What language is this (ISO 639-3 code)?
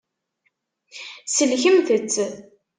kab